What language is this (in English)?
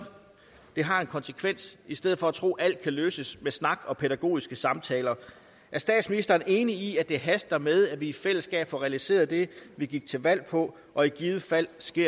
Danish